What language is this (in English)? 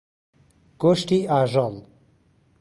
Central Kurdish